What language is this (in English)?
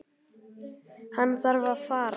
Icelandic